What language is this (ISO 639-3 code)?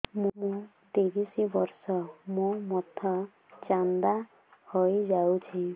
ori